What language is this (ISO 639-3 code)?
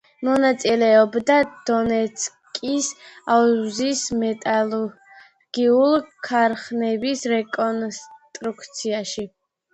kat